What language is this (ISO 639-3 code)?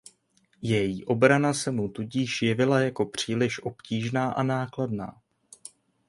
ces